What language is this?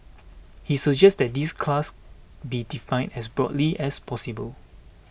English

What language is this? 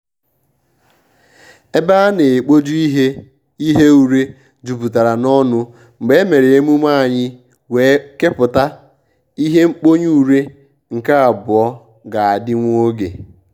Igbo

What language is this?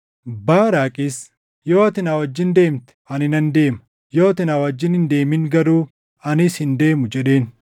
Oromo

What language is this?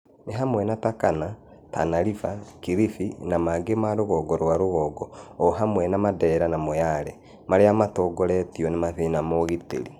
Kikuyu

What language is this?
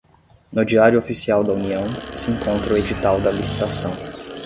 Portuguese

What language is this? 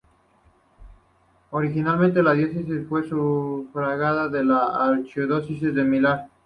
Spanish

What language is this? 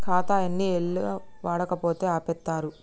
Telugu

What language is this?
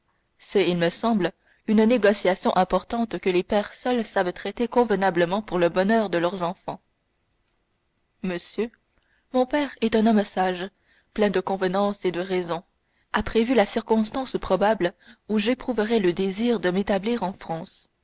French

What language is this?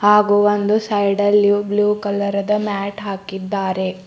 Kannada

